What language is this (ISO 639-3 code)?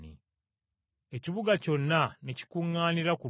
lug